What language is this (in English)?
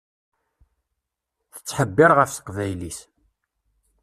Kabyle